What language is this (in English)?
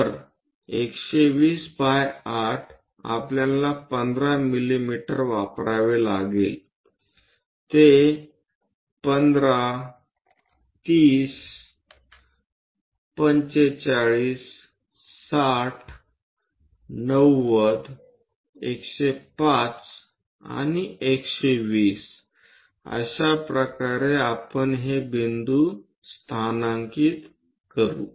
Marathi